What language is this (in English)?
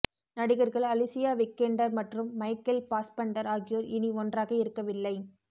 Tamil